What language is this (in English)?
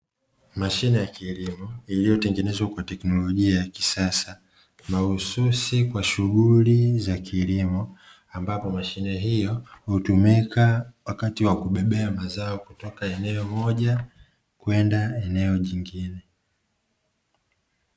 Swahili